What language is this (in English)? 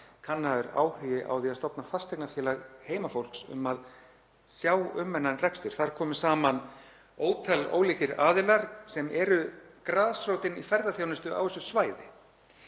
Icelandic